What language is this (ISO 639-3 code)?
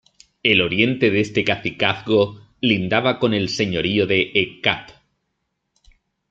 spa